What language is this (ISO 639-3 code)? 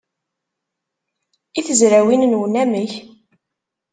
kab